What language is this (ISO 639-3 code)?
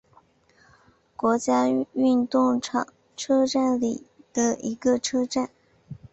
zho